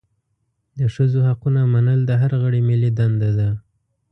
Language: Pashto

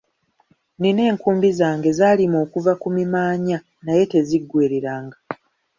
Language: Ganda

